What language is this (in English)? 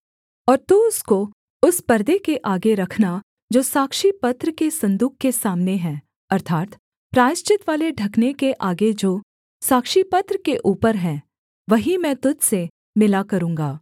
Hindi